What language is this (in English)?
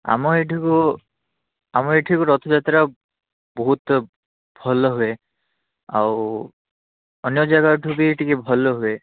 Odia